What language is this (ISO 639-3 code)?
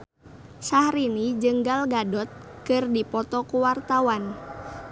sun